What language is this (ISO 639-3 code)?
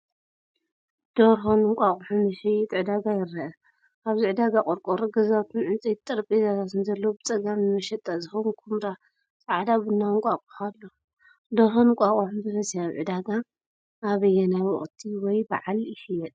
tir